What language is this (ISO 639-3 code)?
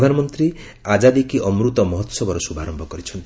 ori